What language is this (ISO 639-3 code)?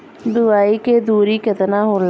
bho